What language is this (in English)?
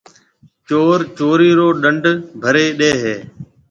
Marwari (Pakistan)